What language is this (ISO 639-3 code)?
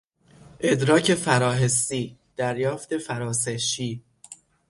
fas